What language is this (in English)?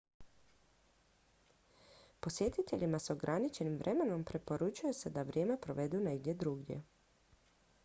Croatian